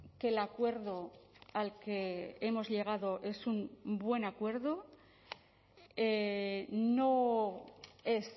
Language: Spanish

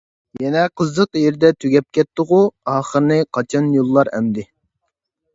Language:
Uyghur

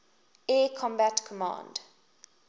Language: English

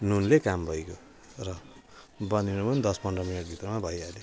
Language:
Nepali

